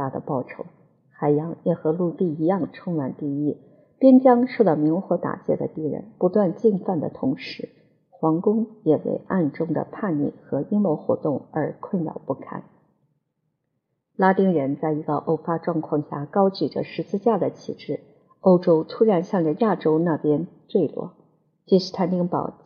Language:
Chinese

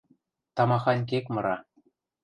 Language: Western Mari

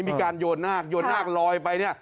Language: Thai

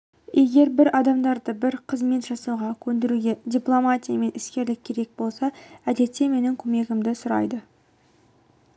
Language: Kazakh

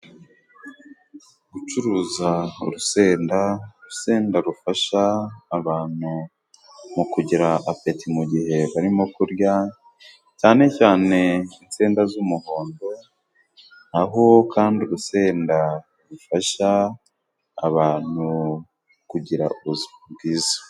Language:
Kinyarwanda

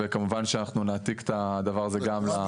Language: Hebrew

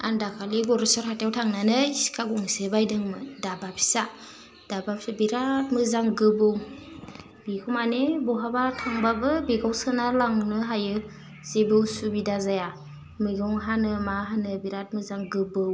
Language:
Bodo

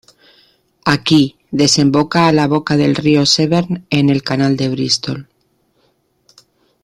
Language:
Spanish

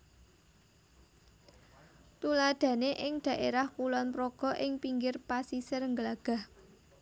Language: Javanese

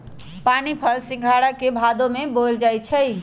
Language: Magahi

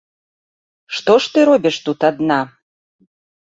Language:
Belarusian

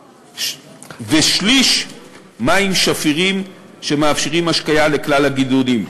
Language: Hebrew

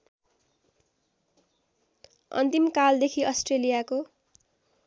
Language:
Nepali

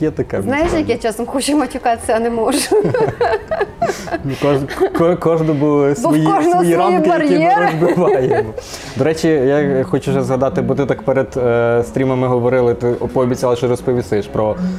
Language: Ukrainian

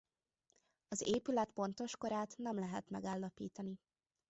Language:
Hungarian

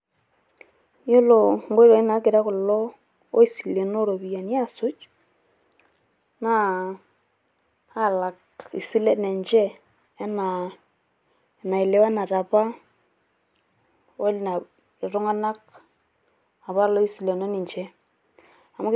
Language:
Masai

